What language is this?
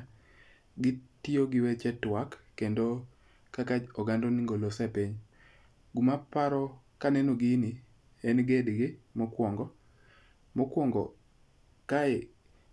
Luo (Kenya and Tanzania)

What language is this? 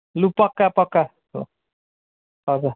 Nepali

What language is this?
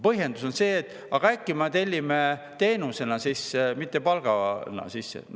Estonian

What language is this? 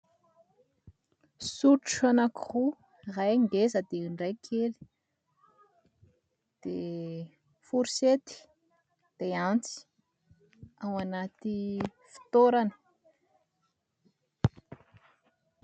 Malagasy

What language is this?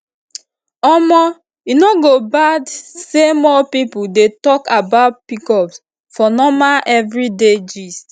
Nigerian Pidgin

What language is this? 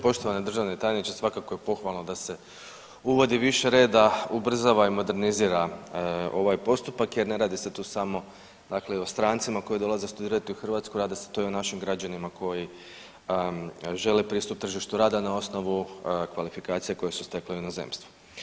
Croatian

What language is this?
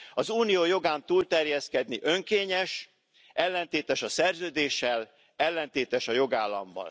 Hungarian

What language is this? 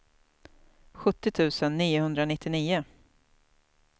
Swedish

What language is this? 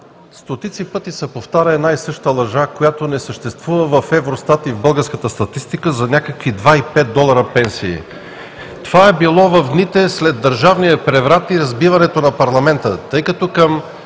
Bulgarian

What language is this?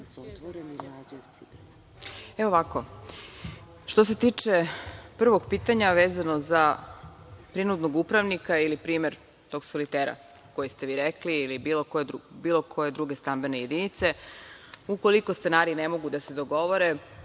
Serbian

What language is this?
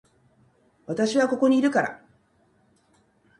Japanese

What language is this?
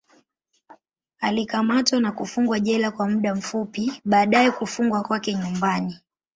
Swahili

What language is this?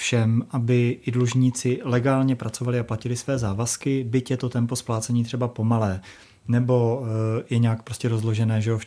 Czech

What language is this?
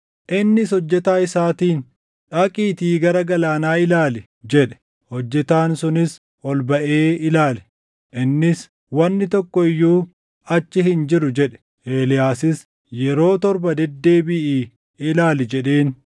Oromo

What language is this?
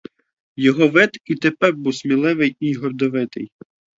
Ukrainian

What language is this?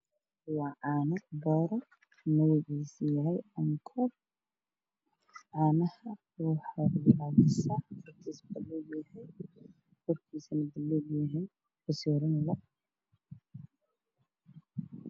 Somali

